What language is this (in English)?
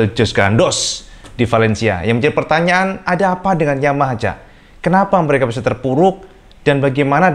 Indonesian